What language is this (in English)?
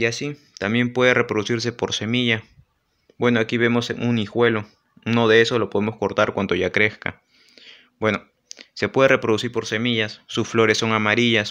Spanish